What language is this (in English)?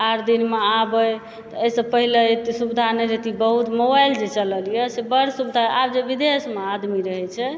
Maithili